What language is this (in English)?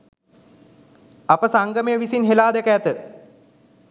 Sinhala